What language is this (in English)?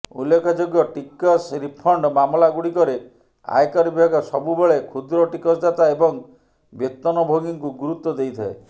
Odia